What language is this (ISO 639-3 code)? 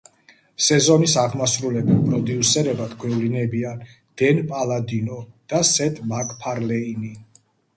kat